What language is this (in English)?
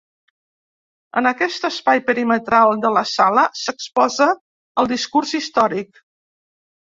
Catalan